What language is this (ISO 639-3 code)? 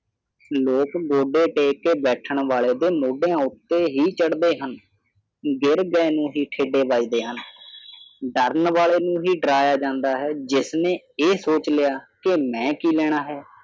pan